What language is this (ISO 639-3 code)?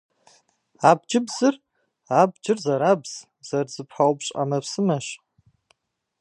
kbd